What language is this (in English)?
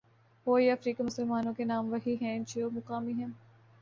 Urdu